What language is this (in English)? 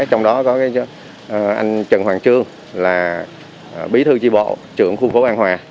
Vietnamese